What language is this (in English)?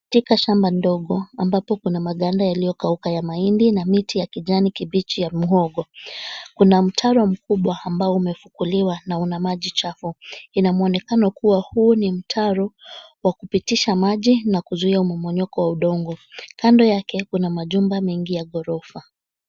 Swahili